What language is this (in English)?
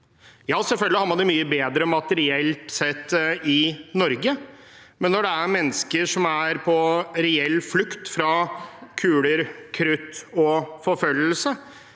Norwegian